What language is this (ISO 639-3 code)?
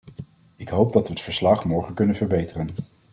nld